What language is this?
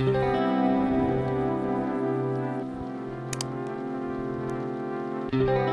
Russian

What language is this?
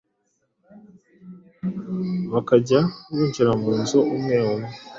Kinyarwanda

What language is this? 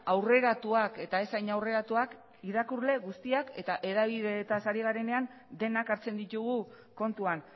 Basque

